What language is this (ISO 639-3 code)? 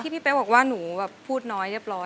tha